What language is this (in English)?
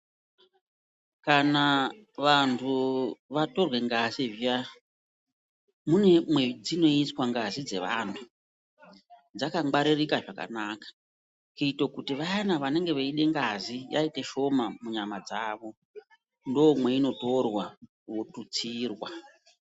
Ndau